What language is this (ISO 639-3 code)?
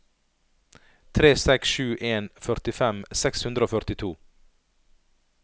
nor